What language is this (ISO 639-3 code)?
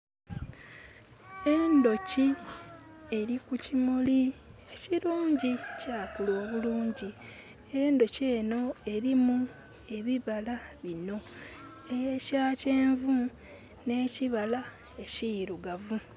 xog